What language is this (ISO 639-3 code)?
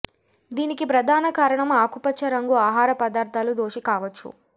tel